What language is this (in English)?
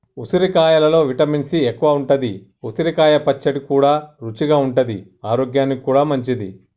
Telugu